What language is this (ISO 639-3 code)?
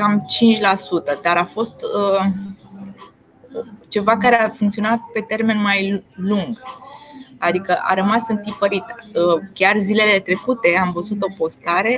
ron